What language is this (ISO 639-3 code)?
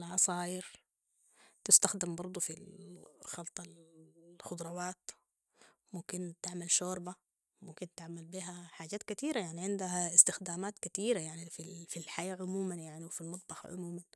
apd